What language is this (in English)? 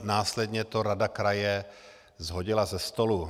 Czech